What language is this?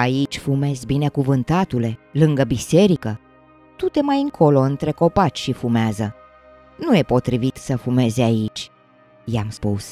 Romanian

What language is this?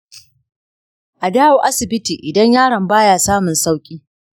Hausa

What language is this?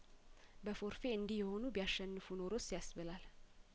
Amharic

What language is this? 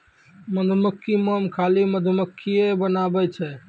Maithili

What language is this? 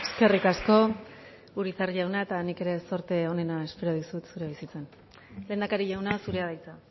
Basque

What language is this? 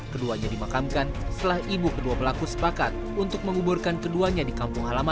Indonesian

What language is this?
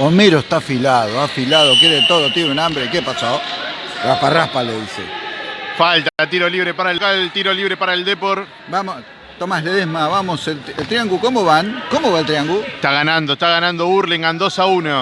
Spanish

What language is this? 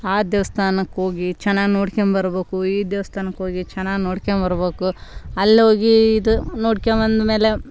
Kannada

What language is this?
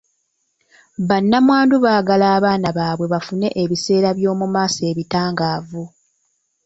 Ganda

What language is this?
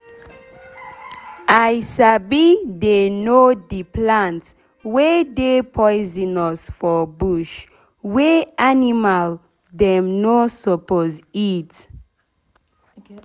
Nigerian Pidgin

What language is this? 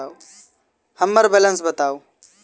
Maithili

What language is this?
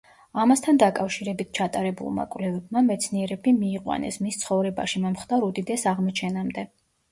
Georgian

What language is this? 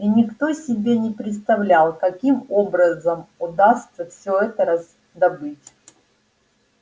Russian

